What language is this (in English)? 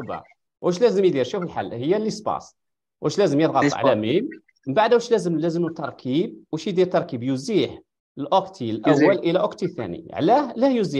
Arabic